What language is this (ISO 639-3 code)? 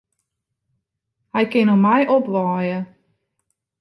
fry